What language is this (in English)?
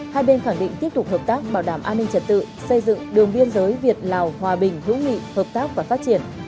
Vietnamese